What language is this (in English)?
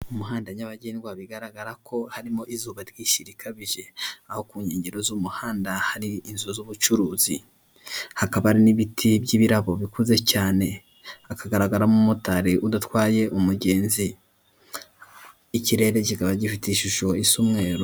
Kinyarwanda